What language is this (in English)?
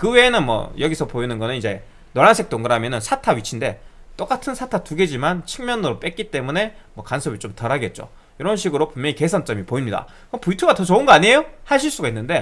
Korean